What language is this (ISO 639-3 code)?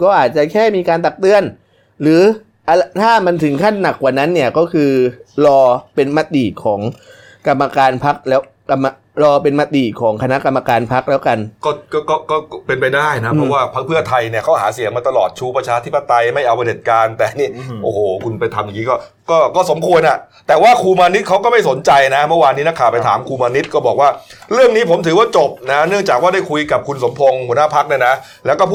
tha